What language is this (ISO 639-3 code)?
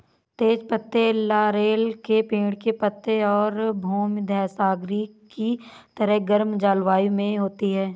hin